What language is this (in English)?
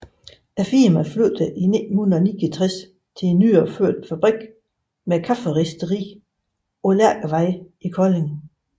Danish